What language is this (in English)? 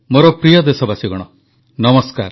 Odia